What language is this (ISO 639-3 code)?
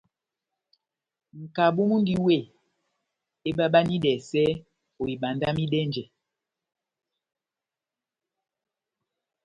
bnm